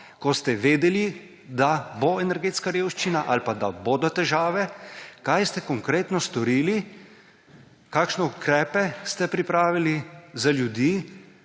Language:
Slovenian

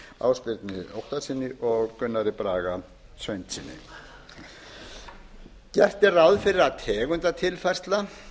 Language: Icelandic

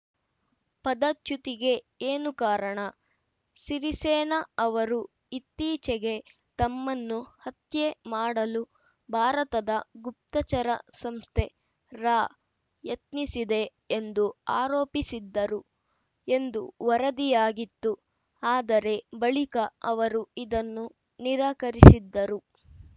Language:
Kannada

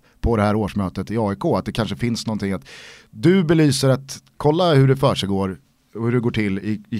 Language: Swedish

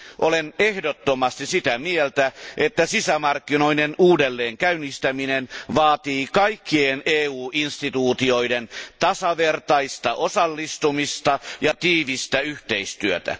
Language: Finnish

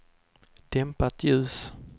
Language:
Swedish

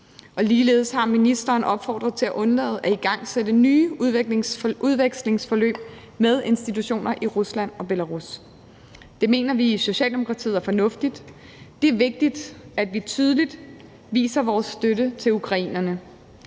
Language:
Danish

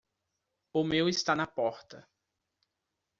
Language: Portuguese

